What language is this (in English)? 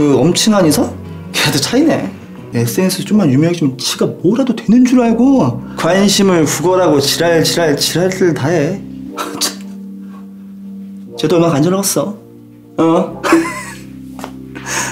Korean